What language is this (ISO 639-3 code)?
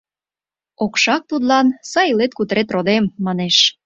chm